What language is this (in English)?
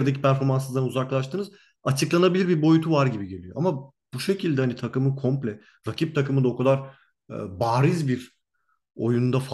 Turkish